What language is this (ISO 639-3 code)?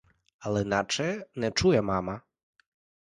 ukr